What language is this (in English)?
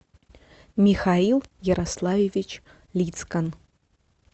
Russian